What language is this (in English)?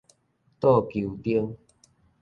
Min Nan Chinese